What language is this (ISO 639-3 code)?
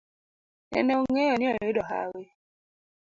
luo